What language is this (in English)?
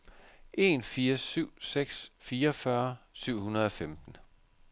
Danish